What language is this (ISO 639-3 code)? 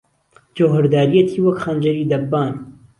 ckb